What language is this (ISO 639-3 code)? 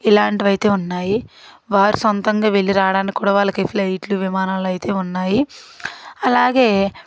tel